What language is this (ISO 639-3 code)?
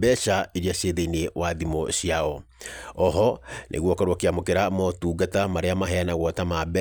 kik